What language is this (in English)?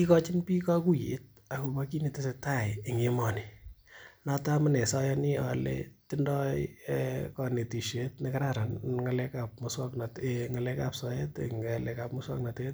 Kalenjin